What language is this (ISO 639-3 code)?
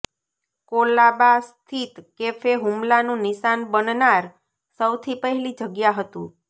guj